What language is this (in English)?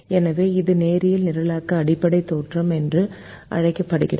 Tamil